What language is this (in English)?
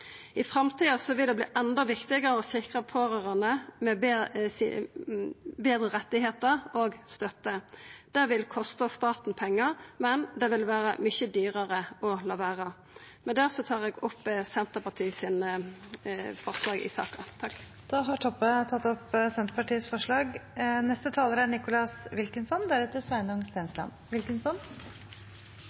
Norwegian